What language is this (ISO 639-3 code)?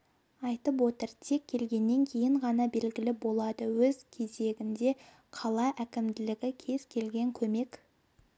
kaz